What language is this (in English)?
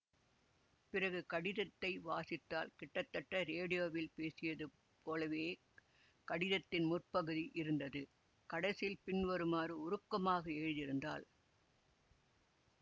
Tamil